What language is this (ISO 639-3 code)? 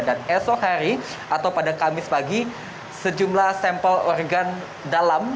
ind